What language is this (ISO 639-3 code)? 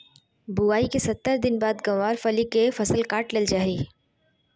mag